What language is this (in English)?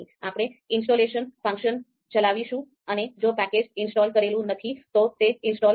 Gujarati